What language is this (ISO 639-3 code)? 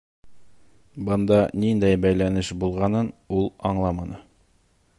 bak